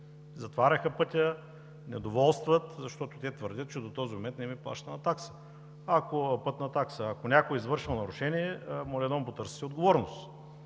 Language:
Bulgarian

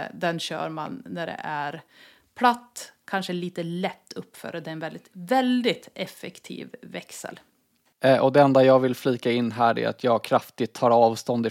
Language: Swedish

